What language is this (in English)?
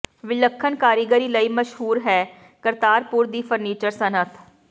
Punjabi